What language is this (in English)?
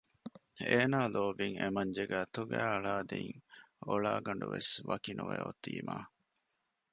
Divehi